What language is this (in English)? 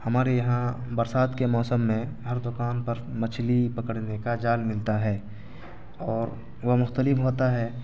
Urdu